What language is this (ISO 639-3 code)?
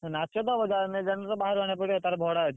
ori